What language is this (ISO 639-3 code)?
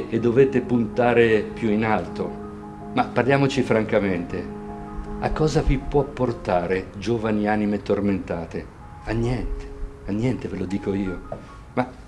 ita